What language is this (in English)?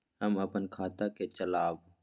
Maithili